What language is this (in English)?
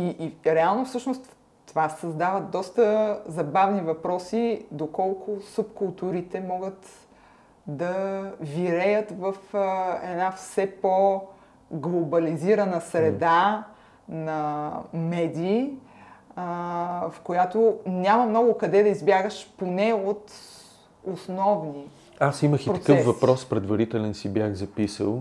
Bulgarian